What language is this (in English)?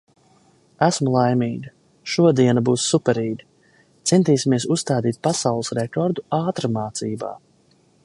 Latvian